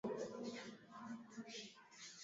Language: Swahili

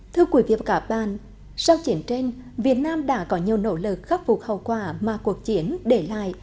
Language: Vietnamese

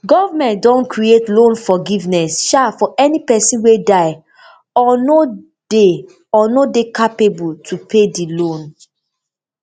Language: Nigerian Pidgin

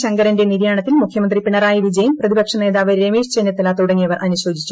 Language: Malayalam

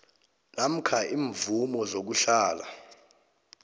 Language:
South Ndebele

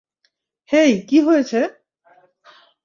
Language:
Bangla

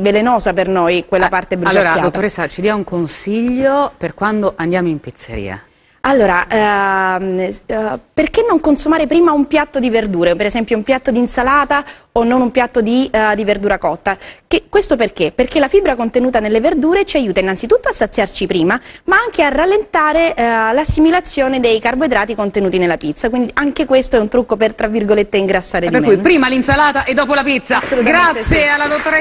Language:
Italian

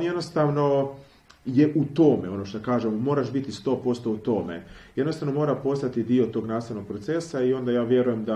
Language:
Croatian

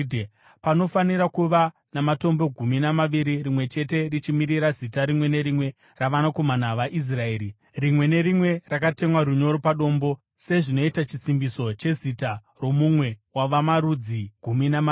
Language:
Shona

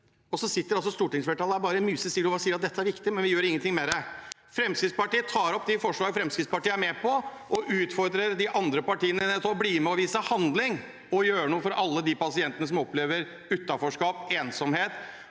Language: Norwegian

